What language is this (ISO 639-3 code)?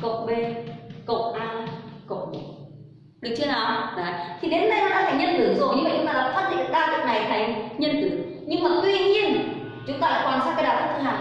vie